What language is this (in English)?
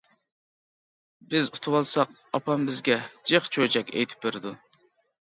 Uyghur